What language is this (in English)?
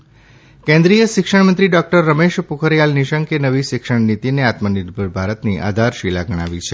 Gujarati